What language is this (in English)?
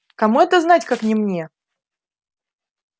Russian